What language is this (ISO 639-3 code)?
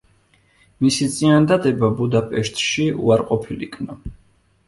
kat